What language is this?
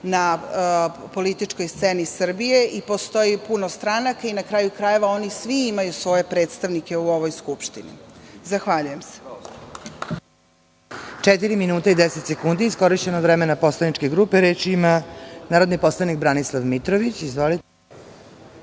Serbian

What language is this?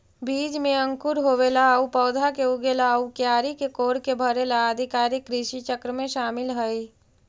Magahi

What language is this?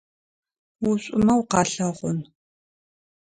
Adyghe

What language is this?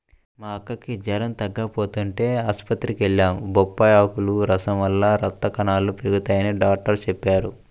Telugu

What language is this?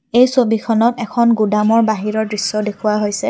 Assamese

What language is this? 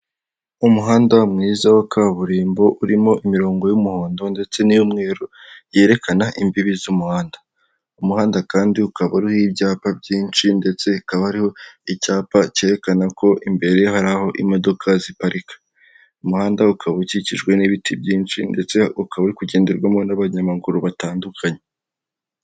Kinyarwanda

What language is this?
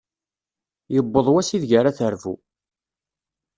Kabyle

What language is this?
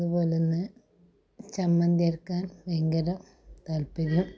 Malayalam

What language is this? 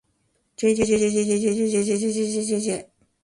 Japanese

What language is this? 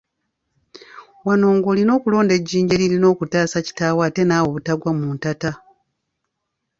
Ganda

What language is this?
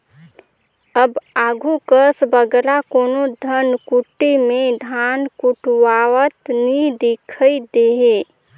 Chhattisgarhi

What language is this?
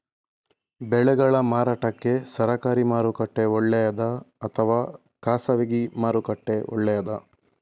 Kannada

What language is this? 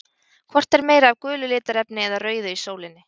Icelandic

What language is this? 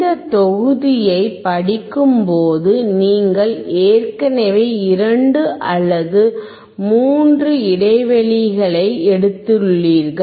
Tamil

